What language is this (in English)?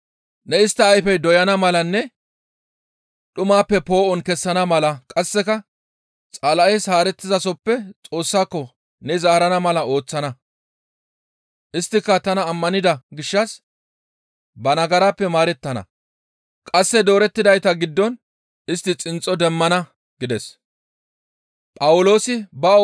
Gamo